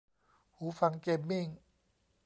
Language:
Thai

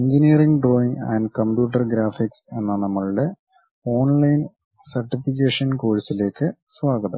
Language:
Malayalam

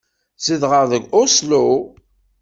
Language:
Kabyle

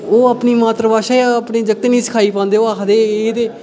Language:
Dogri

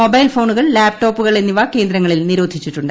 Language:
Malayalam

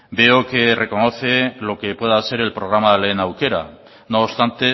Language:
Spanish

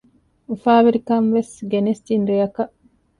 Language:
Divehi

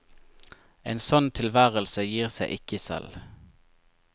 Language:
Norwegian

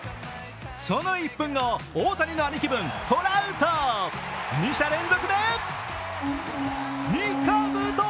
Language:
Japanese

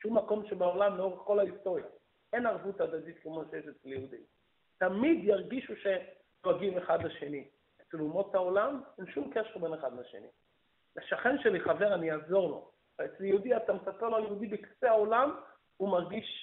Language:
Hebrew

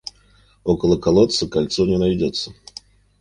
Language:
Russian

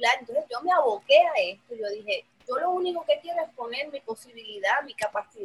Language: Spanish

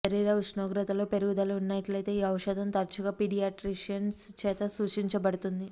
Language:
Telugu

